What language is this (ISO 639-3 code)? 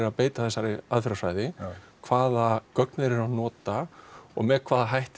isl